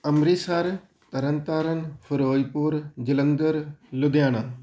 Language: Punjabi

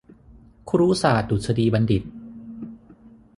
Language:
Thai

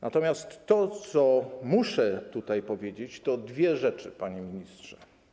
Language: Polish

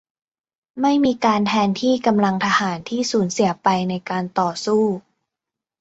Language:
Thai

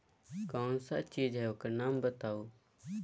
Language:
Magahi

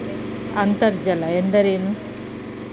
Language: Kannada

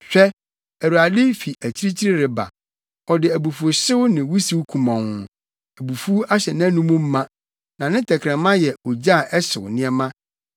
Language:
Akan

